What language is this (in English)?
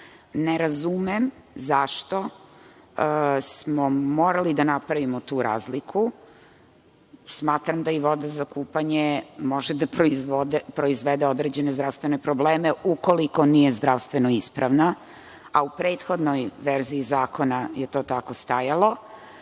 Serbian